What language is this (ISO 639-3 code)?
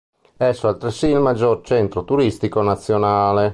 ita